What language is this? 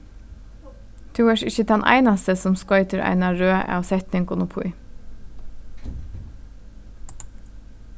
Faroese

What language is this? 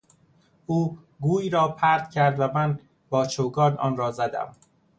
Persian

